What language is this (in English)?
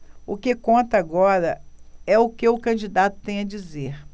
Portuguese